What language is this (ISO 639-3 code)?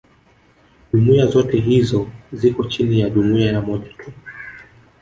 swa